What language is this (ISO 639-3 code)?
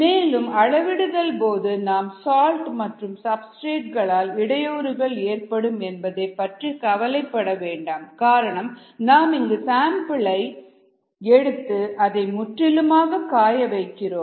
tam